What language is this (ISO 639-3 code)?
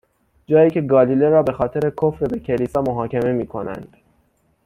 fas